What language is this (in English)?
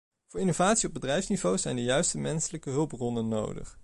Dutch